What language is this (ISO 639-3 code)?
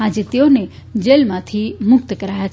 guj